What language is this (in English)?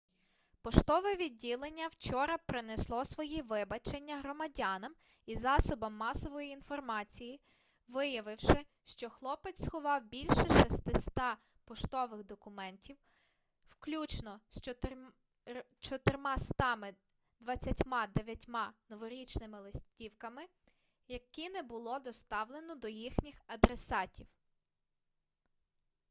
Ukrainian